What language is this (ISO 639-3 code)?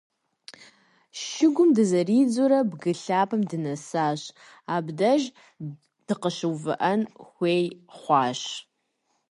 kbd